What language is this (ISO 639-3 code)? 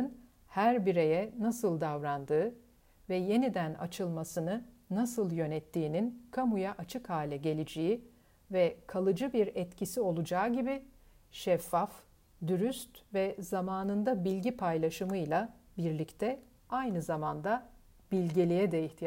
tur